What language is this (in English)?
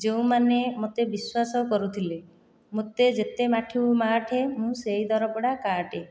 Odia